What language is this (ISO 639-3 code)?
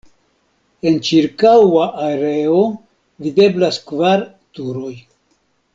epo